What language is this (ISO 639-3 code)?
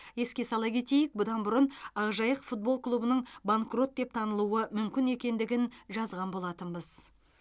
kaz